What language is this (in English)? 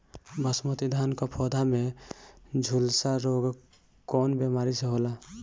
Bhojpuri